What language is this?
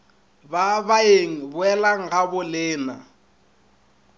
Northern Sotho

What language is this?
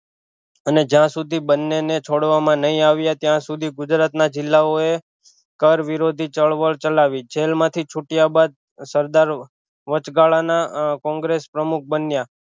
Gujarati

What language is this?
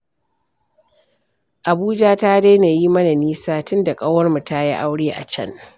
Hausa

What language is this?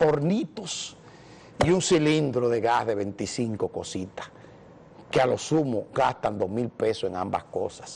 Spanish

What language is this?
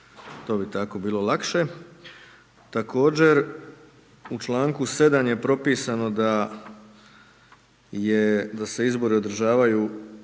Croatian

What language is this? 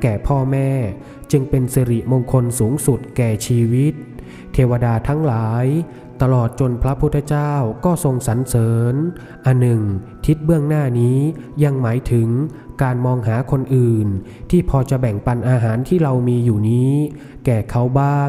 Thai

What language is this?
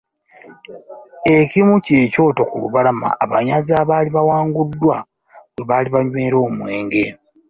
Ganda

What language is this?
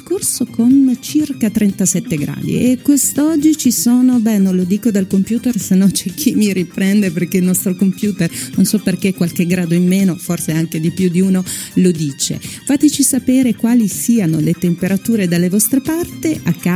Italian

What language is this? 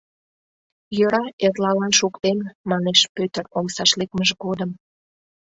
Mari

